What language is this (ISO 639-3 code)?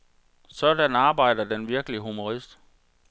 dan